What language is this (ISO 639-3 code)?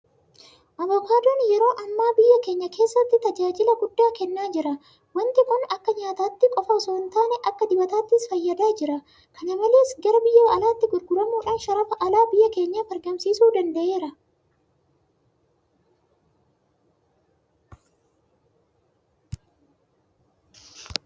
orm